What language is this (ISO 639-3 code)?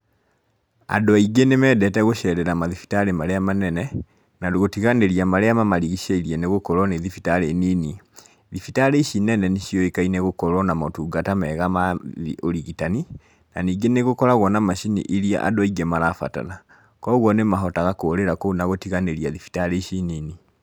kik